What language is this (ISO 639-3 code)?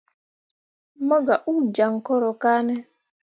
mua